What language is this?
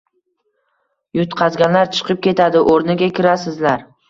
Uzbek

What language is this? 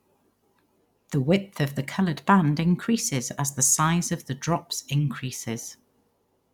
English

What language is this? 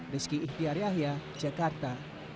Indonesian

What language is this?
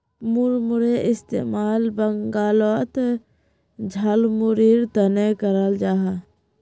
Magahi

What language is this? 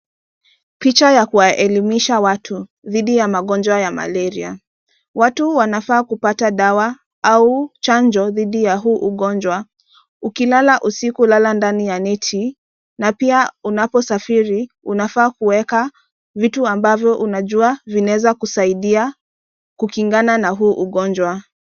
Swahili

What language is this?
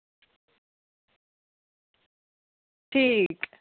Dogri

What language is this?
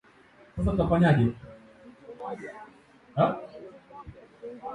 Swahili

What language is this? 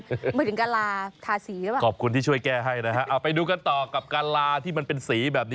Thai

